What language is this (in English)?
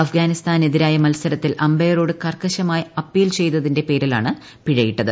Malayalam